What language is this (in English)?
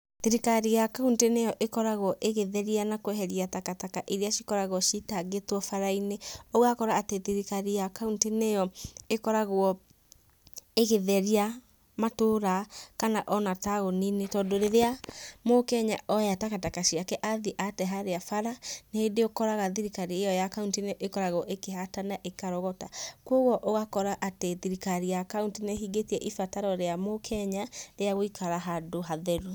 Kikuyu